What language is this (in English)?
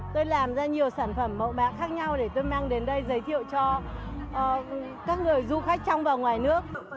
Vietnamese